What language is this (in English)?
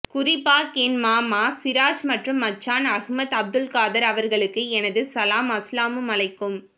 Tamil